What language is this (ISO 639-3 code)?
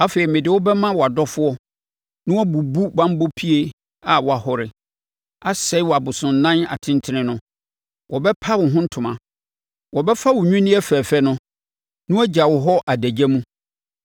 aka